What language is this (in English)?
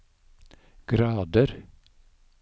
Norwegian